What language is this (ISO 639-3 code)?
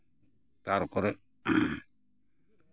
sat